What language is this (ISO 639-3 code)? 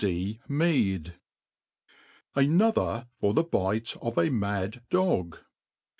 eng